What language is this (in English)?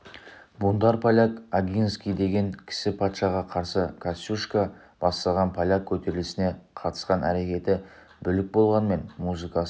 Kazakh